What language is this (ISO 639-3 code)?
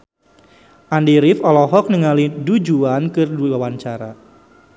sun